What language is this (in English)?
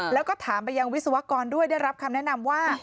Thai